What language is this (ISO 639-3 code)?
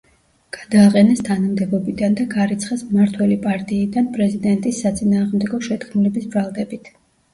kat